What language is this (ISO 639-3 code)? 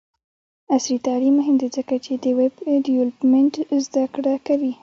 pus